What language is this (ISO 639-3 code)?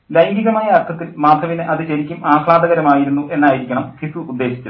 mal